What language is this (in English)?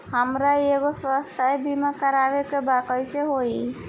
Bhojpuri